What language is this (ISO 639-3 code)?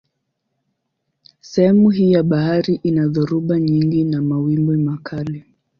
swa